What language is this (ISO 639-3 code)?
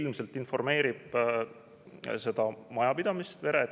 est